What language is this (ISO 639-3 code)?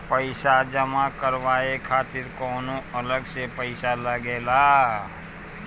bho